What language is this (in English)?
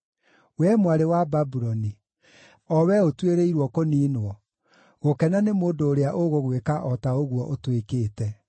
Kikuyu